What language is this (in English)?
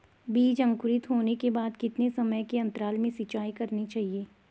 Hindi